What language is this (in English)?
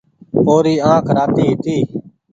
Goaria